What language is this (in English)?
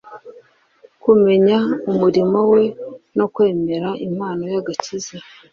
Kinyarwanda